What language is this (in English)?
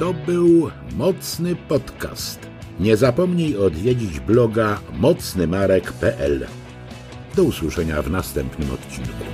Polish